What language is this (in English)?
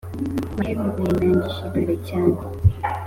Kinyarwanda